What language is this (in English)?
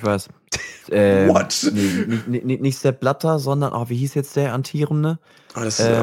German